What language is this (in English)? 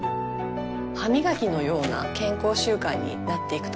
Japanese